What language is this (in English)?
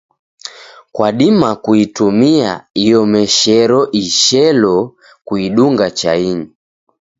Taita